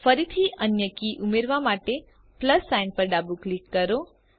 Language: Gujarati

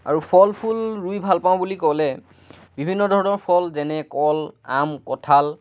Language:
Assamese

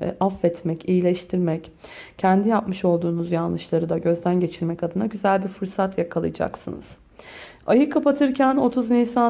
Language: Turkish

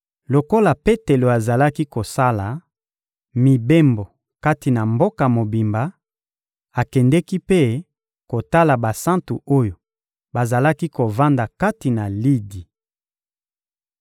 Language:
Lingala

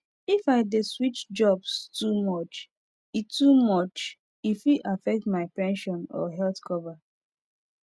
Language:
Nigerian Pidgin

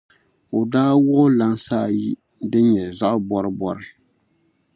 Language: Dagbani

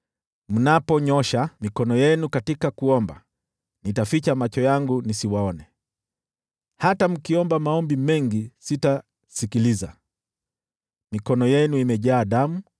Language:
Swahili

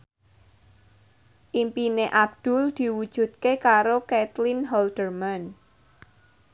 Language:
Javanese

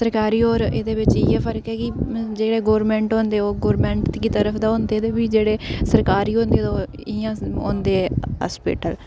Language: Dogri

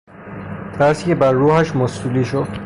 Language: Persian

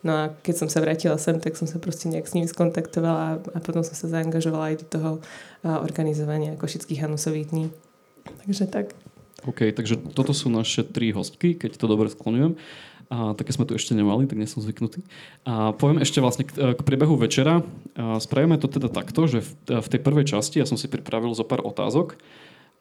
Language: Slovak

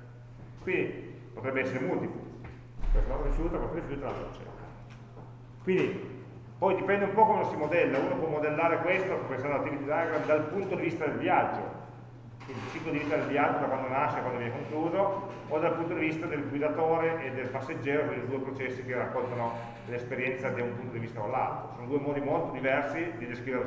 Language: Italian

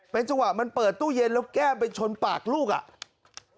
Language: Thai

